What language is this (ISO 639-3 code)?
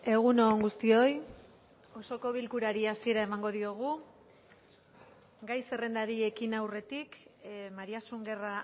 eus